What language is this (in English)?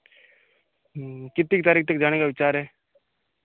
Hindi